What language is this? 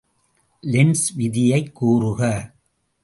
Tamil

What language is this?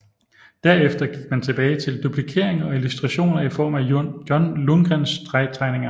Danish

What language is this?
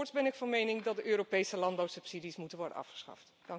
Dutch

